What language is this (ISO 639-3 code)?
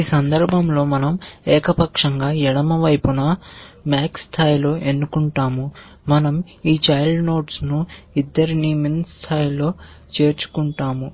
tel